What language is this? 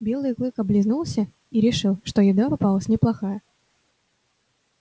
Russian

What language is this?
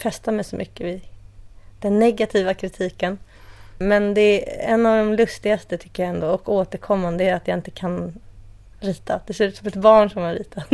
Swedish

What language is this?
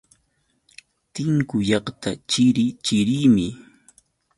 Yauyos Quechua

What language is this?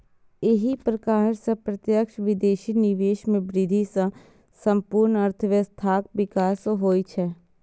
Maithili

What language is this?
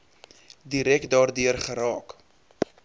Afrikaans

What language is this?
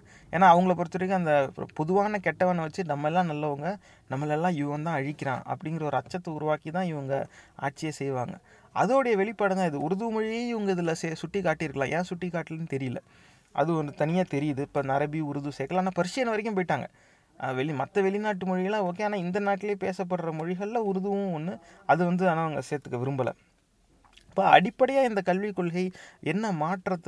Tamil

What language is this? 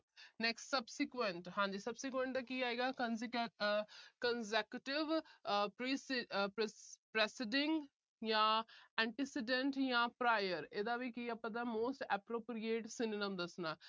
Punjabi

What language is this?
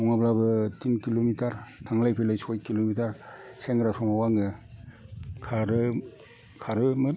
Bodo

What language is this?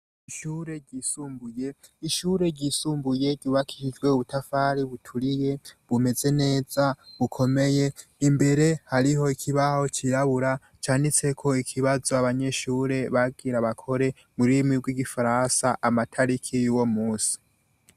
Rundi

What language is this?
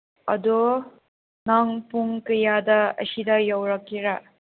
Manipuri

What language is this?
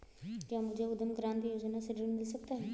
Hindi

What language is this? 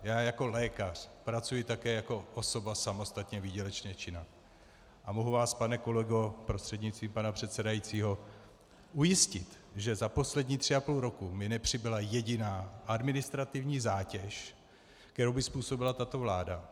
Czech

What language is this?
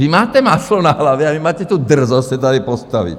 Czech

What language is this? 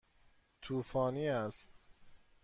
Persian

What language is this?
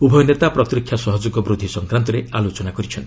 Odia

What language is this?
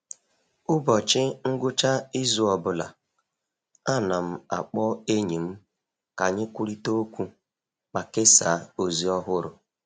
Igbo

